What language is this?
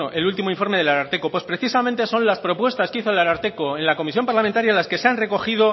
Spanish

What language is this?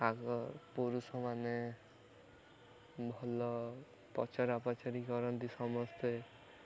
Odia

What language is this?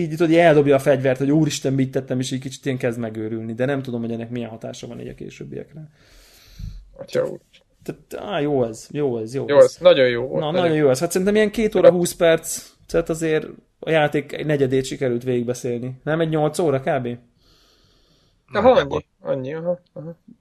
Hungarian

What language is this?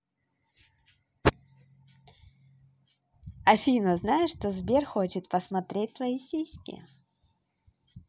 Russian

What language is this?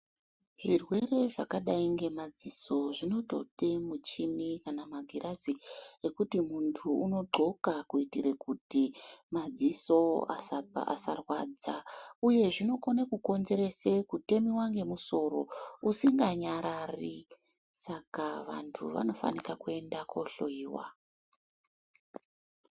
Ndau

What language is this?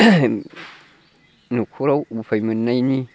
Bodo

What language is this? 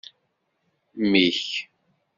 Kabyle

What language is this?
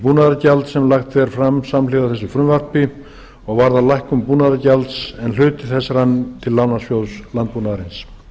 Icelandic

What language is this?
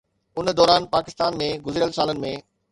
Sindhi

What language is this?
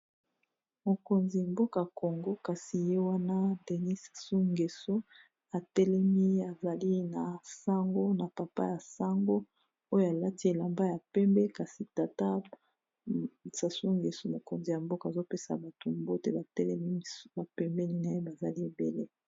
Lingala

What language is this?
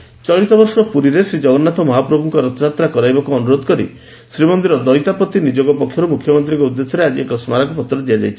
Odia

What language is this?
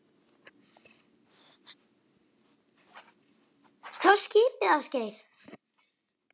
Icelandic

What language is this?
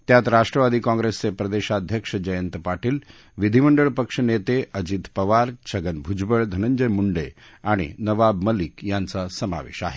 Marathi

